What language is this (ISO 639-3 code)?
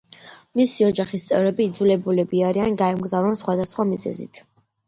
kat